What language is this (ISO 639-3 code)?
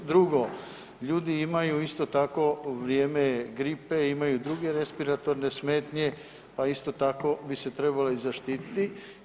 hrv